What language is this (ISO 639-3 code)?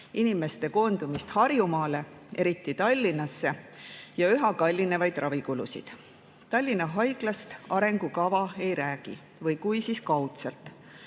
est